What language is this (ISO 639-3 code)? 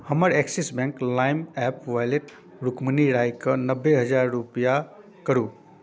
mai